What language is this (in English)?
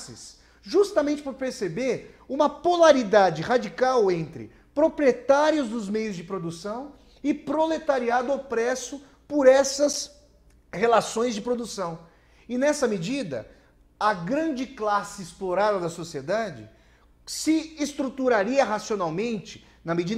Portuguese